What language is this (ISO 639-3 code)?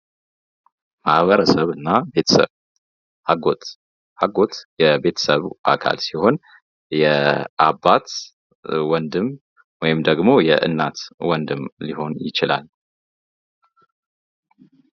amh